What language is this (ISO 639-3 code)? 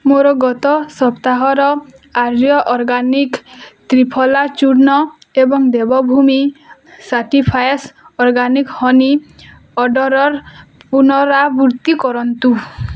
ori